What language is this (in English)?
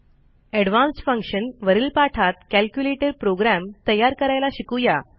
Marathi